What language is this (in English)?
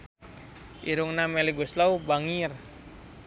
Sundanese